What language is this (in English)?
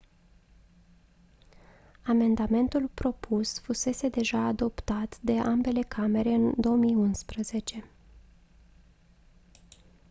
Romanian